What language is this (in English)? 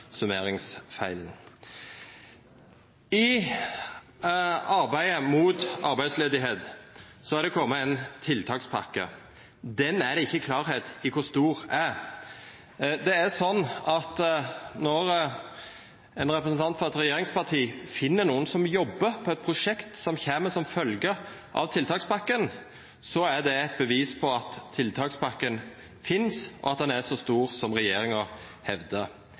Norwegian Nynorsk